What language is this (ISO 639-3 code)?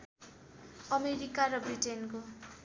nep